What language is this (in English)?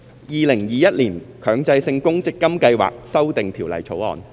Cantonese